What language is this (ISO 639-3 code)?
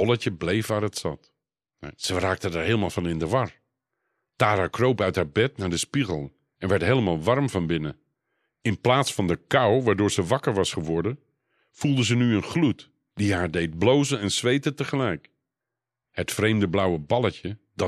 nld